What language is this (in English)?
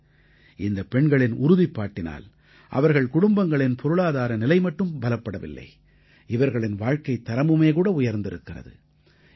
Tamil